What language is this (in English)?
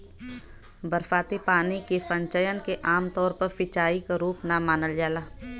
Bhojpuri